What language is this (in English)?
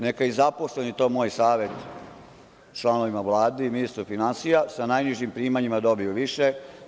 Serbian